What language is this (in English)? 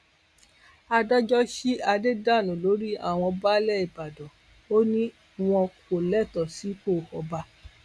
Yoruba